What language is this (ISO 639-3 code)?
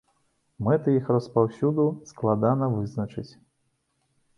bel